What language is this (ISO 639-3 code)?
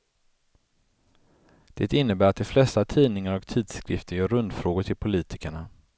swe